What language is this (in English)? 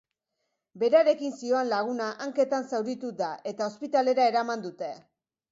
Basque